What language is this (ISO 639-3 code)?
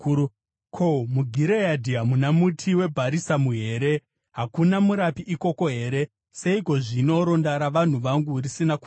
sna